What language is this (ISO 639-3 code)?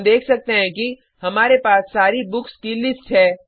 hin